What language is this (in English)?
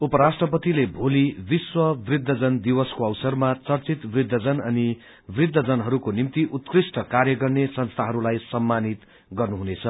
Nepali